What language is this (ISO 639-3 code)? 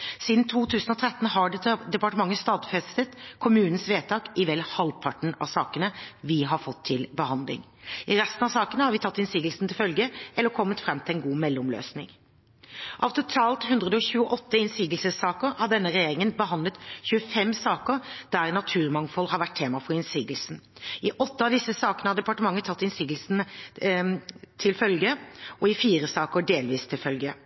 nob